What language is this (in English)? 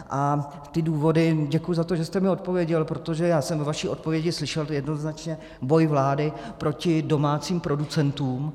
Czech